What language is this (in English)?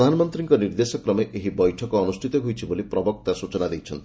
Odia